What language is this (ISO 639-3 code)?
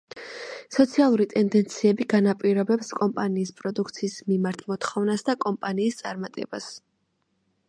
kat